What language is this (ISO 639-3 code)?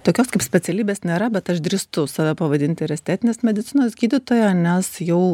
lit